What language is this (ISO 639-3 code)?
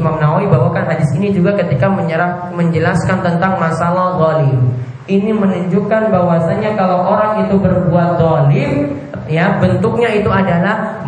ind